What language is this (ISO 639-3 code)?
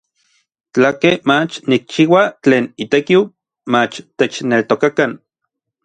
nlv